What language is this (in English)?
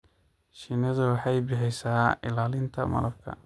Somali